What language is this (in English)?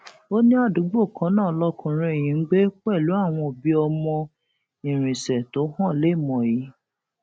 Yoruba